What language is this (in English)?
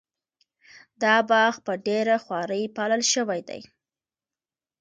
Pashto